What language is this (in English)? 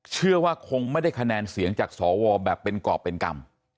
Thai